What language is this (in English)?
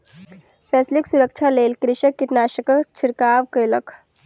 Maithili